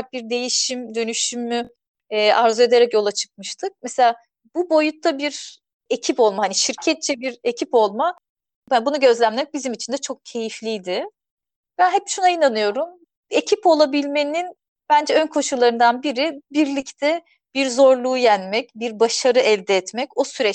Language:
Turkish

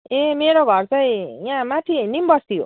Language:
Nepali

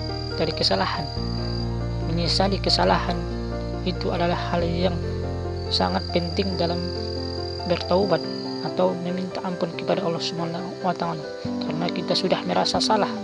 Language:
Indonesian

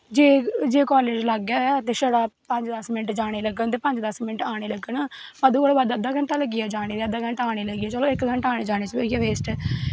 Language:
Dogri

